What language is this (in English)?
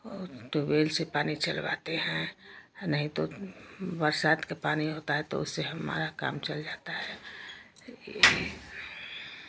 Hindi